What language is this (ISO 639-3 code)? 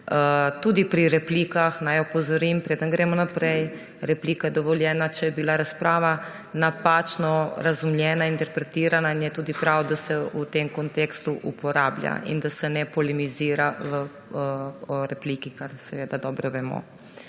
slv